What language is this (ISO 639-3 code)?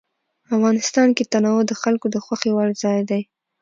pus